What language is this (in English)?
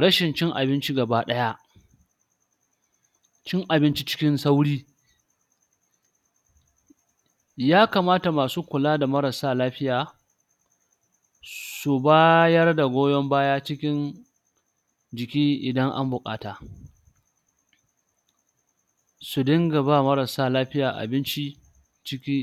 Hausa